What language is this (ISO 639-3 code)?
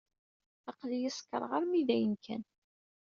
kab